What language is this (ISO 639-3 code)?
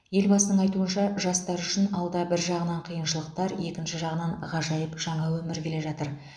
kaz